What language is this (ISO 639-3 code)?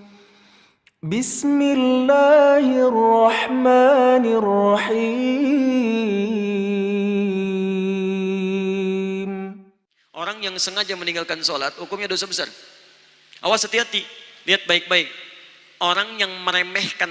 ind